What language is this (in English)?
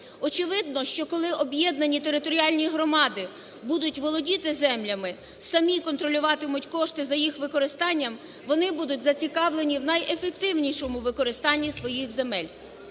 Ukrainian